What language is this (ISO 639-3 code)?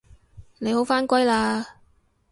yue